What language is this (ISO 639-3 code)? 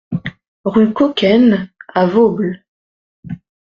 fra